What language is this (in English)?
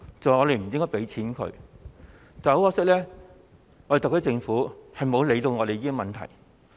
Cantonese